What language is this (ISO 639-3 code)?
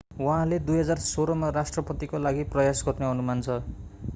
nep